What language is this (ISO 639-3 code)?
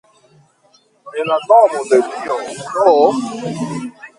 epo